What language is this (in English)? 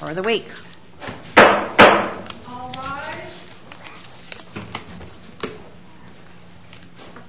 English